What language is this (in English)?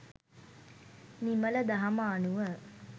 Sinhala